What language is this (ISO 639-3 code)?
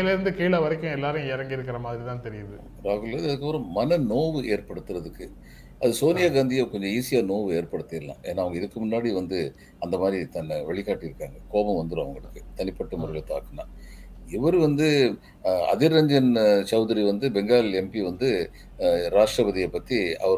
tam